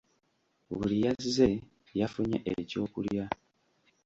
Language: Ganda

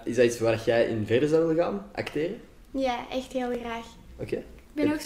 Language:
Dutch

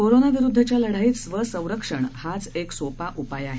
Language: Marathi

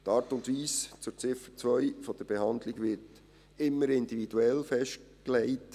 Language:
Swiss German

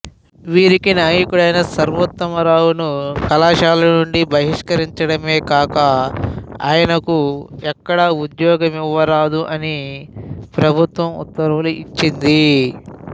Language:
Telugu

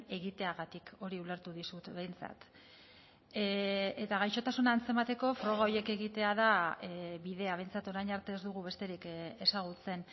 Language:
Basque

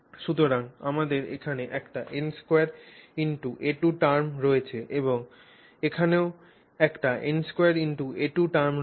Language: Bangla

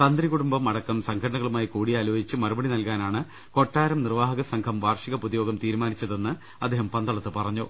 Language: Malayalam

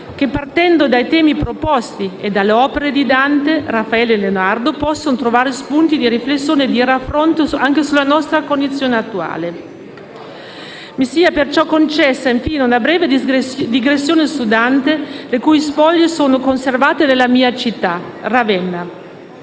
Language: Italian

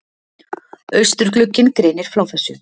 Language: Icelandic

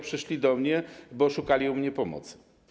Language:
Polish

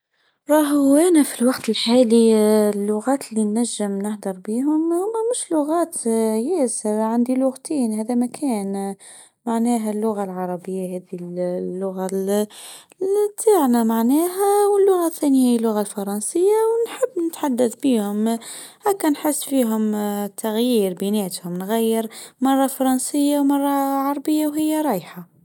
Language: Tunisian Arabic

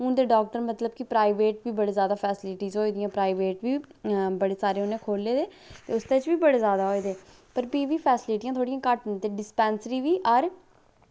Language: Dogri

